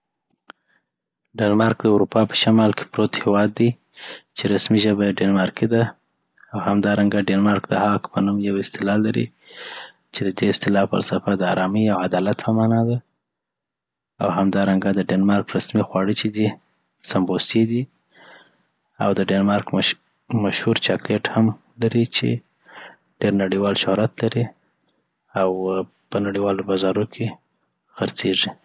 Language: Southern Pashto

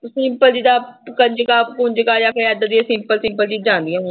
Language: Punjabi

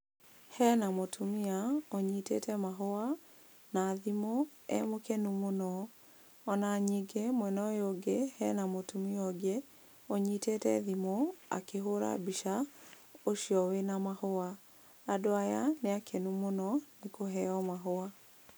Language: Kikuyu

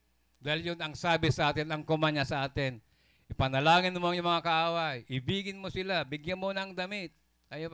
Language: Filipino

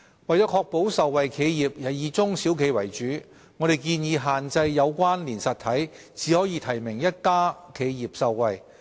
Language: Cantonese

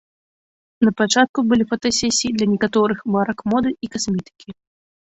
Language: Belarusian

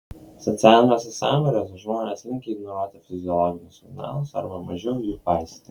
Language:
Lithuanian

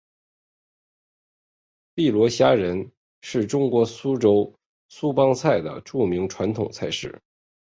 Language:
Chinese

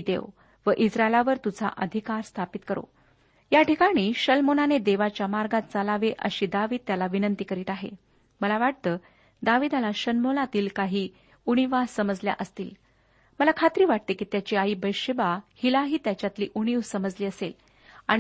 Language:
Marathi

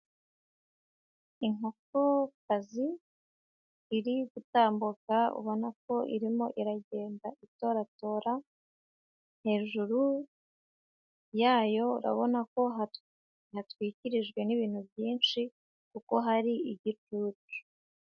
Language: Kinyarwanda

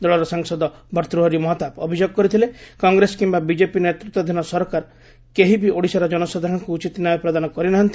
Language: Odia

